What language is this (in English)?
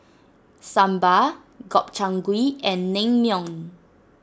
English